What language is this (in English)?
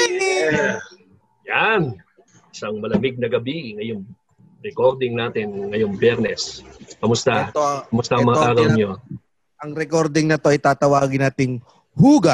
Filipino